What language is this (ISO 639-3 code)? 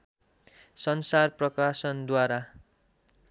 nep